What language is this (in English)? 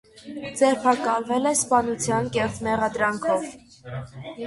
Armenian